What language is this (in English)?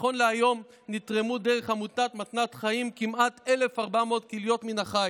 Hebrew